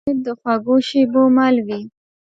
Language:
Pashto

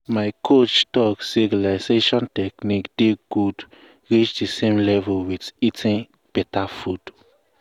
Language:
Nigerian Pidgin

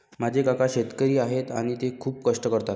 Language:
Marathi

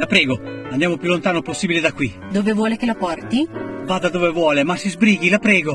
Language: Italian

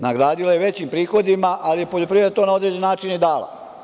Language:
Serbian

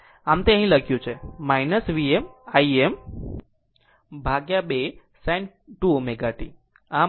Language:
Gujarati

